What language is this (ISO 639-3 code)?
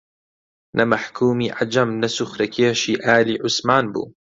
ckb